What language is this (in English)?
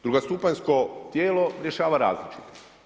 Croatian